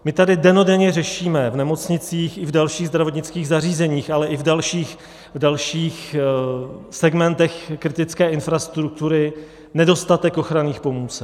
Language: Czech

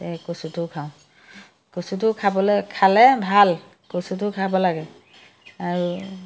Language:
Assamese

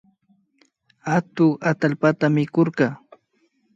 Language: Imbabura Highland Quichua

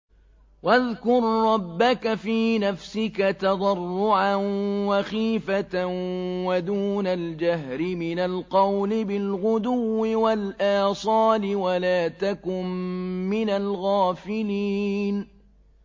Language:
Arabic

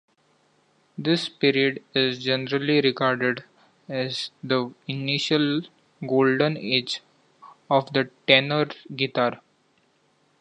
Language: English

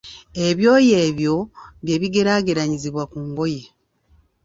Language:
Ganda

